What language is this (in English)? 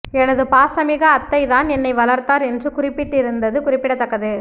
Tamil